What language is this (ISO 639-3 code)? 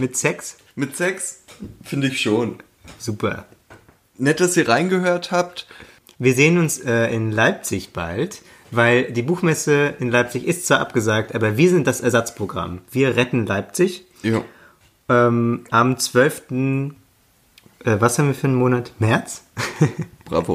deu